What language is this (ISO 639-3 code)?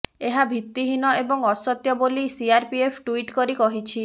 ori